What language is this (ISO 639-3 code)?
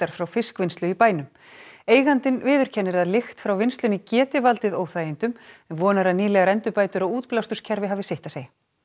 isl